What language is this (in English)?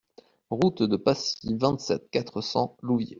French